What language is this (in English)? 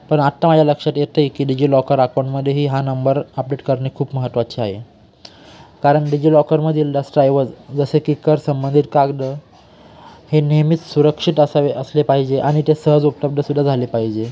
Marathi